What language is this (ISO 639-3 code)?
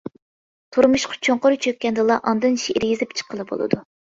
uig